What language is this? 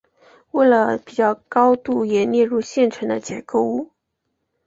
Chinese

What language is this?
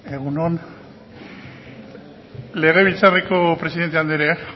Basque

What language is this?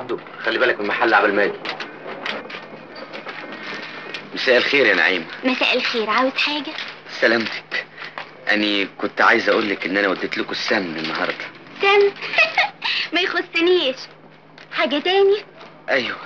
Arabic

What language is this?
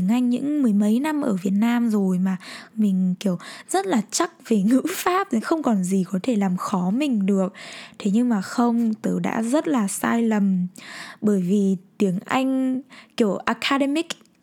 Vietnamese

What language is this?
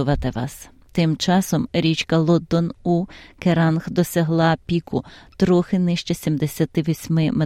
Ukrainian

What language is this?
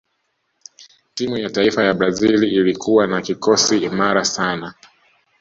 Swahili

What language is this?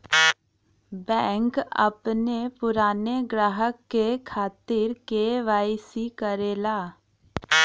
Bhojpuri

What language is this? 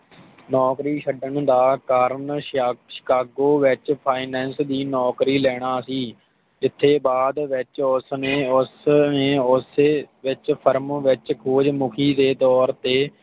Punjabi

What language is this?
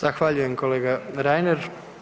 Croatian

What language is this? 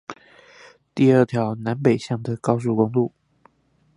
Chinese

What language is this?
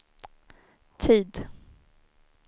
Swedish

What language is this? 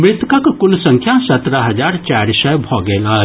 Maithili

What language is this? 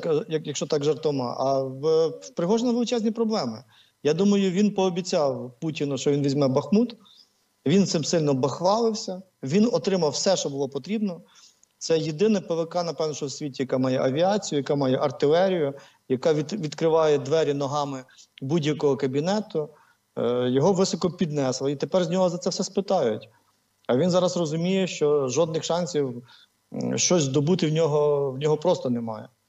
Ukrainian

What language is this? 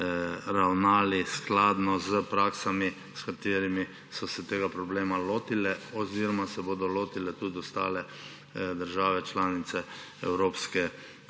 Slovenian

